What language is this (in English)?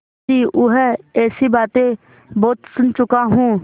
Hindi